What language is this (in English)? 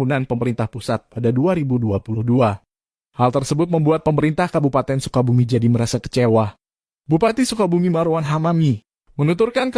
Indonesian